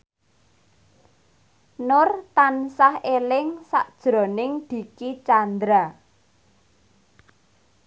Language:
Javanese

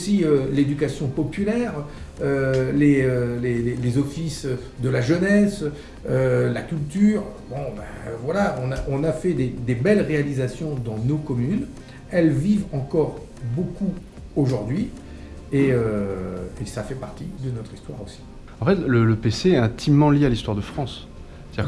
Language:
French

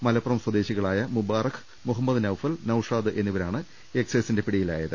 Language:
Malayalam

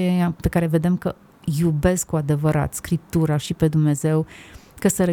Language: Romanian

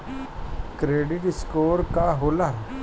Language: Bhojpuri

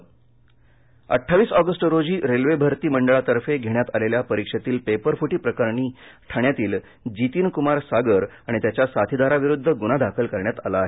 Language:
Marathi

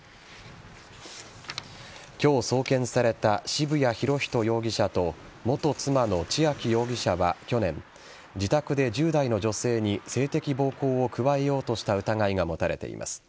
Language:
Japanese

